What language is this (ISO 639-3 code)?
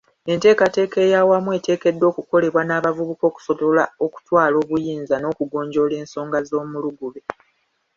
lug